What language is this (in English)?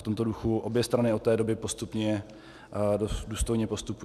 Czech